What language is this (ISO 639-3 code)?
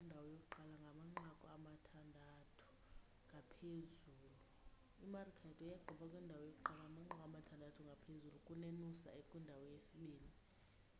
xho